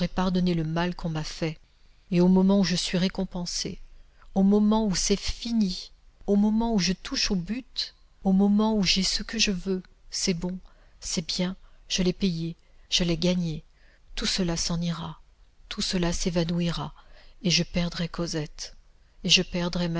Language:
French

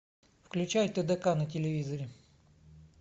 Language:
Russian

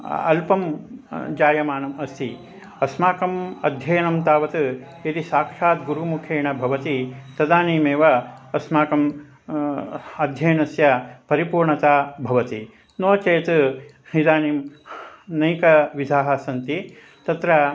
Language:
Sanskrit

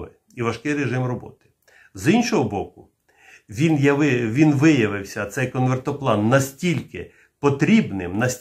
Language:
Ukrainian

